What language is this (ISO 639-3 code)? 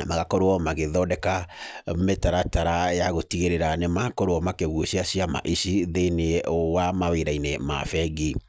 kik